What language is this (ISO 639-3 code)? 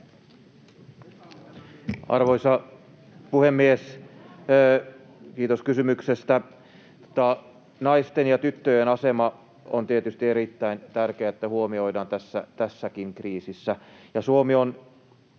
fin